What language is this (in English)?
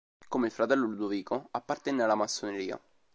Italian